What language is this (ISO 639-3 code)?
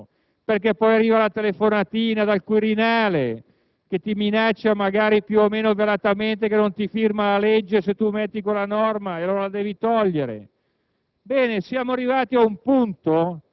ita